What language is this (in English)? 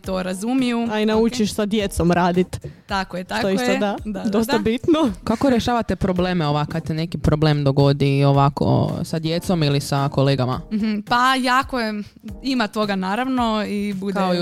Croatian